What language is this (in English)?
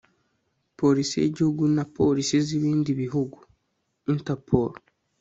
Kinyarwanda